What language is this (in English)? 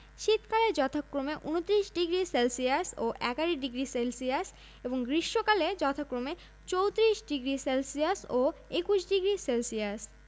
Bangla